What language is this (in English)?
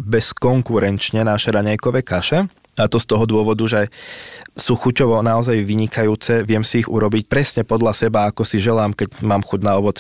Slovak